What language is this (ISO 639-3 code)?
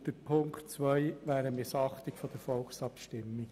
gsw